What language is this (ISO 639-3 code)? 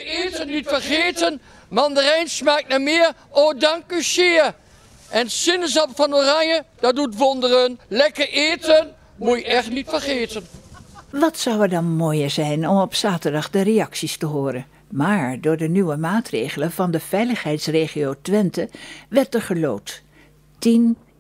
nld